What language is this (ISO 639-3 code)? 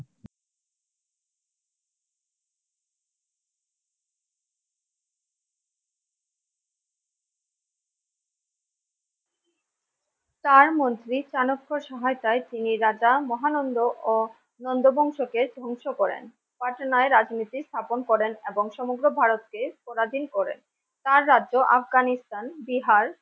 ben